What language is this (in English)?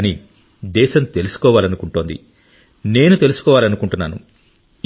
Telugu